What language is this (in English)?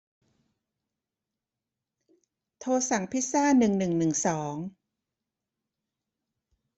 Thai